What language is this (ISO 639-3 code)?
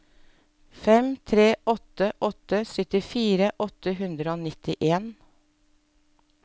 nor